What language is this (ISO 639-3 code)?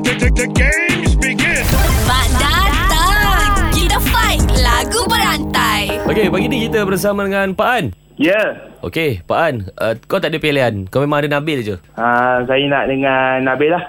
msa